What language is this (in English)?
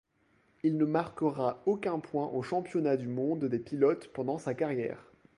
French